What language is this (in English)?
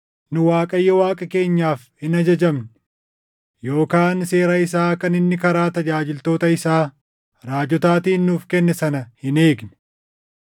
Oromo